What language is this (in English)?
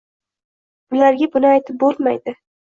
Uzbek